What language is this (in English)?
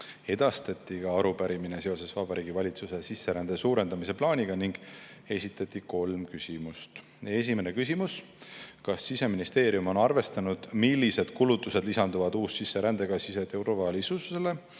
Estonian